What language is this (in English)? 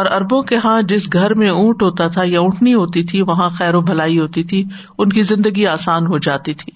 Urdu